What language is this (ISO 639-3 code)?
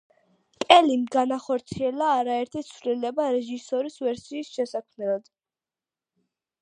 kat